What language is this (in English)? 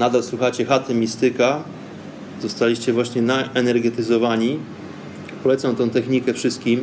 Polish